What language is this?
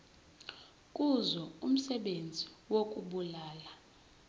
Zulu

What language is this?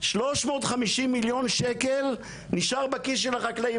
Hebrew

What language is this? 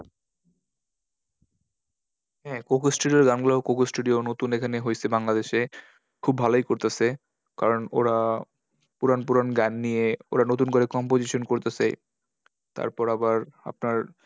Bangla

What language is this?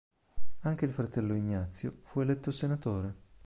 Italian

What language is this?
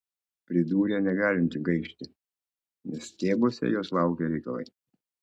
Lithuanian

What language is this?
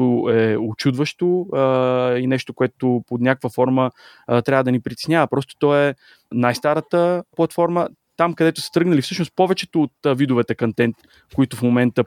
Bulgarian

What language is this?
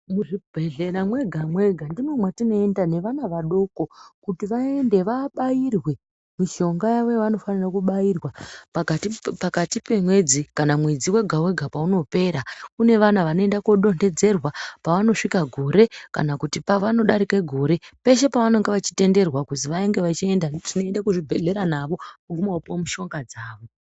Ndau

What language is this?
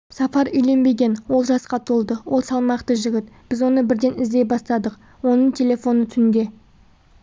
Kazakh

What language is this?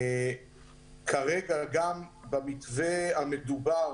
Hebrew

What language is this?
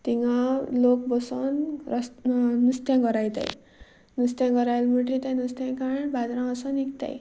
Konkani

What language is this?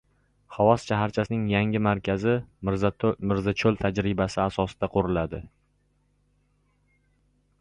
Uzbek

